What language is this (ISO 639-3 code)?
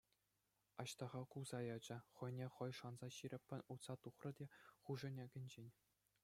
chv